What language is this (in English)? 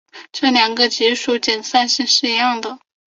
Chinese